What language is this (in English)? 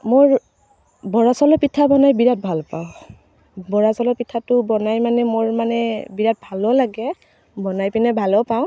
Assamese